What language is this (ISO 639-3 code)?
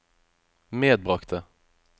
nor